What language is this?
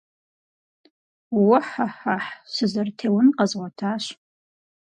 Kabardian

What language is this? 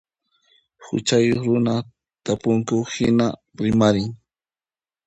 Puno Quechua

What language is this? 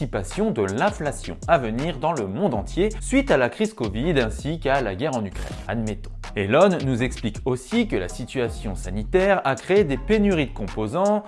French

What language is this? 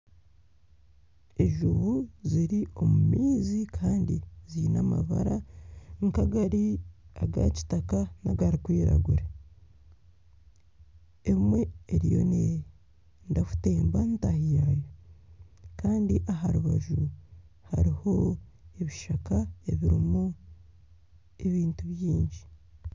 Nyankole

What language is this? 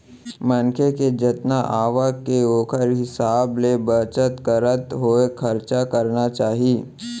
Chhattisgarhi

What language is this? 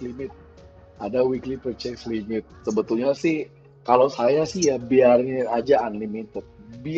Indonesian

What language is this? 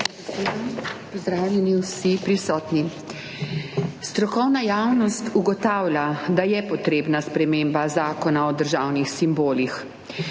Slovenian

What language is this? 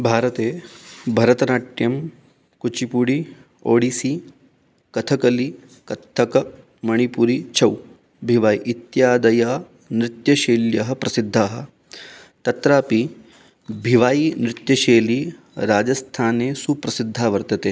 Sanskrit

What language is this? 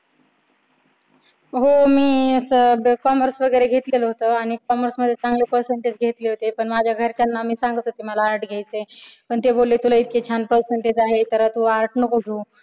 Marathi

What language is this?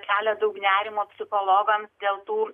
Lithuanian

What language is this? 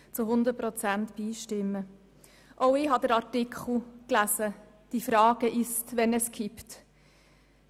Swiss German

